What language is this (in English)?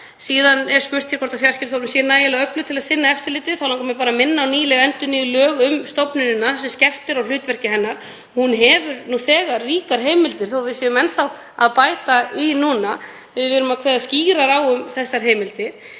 Icelandic